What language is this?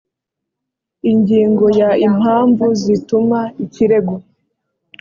Kinyarwanda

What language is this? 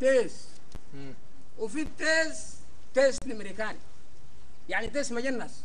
Arabic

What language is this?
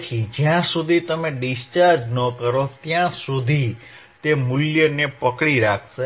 Gujarati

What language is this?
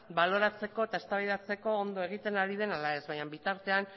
Basque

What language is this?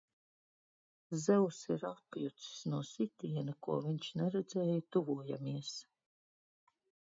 Latvian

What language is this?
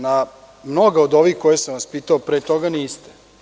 Serbian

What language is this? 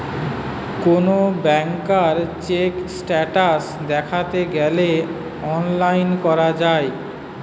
Bangla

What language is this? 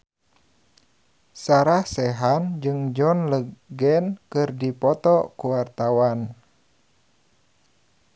Sundanese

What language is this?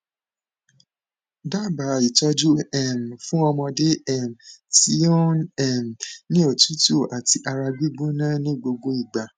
Yoruba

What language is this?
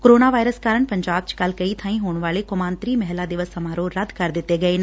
Punjabi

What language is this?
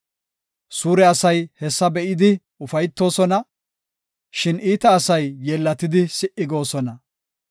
Gofa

